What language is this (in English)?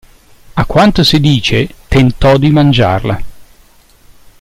Italian